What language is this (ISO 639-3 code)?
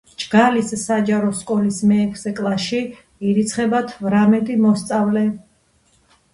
kat